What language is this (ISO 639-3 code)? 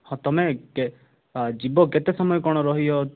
ori